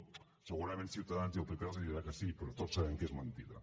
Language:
Catalan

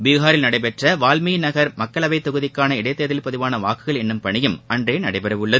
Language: Tamil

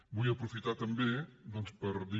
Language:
Catalan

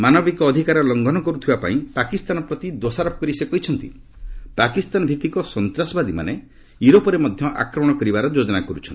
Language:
Odia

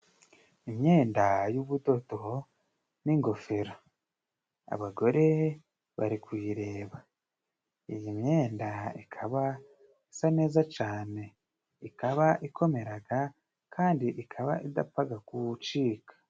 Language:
Kinyarwanda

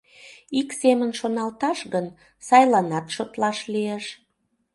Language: Mari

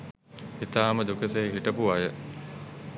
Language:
Sinhala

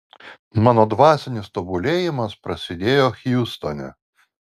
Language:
Lithuanian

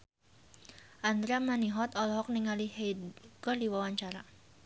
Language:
Sundanese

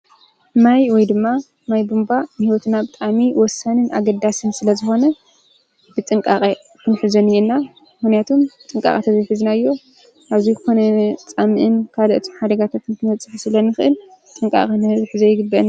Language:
Tigrinya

